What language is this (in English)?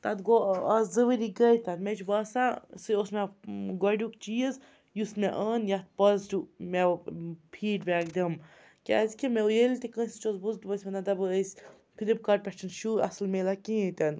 Kashmiri